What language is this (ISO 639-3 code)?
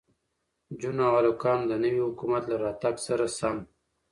pus